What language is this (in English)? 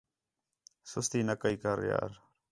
Khetrani